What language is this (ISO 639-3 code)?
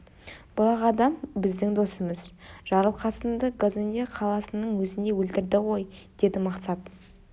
kaz